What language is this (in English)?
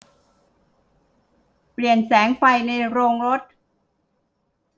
Thai